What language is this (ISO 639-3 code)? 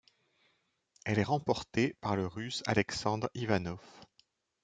fra